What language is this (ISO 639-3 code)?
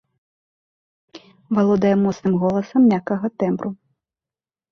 bel